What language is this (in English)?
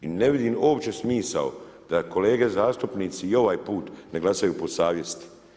Croatian